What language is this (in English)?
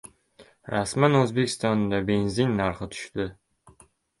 Uzbek